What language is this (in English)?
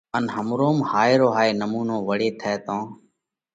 Parkari Koli